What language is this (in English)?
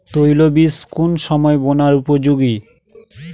Bangla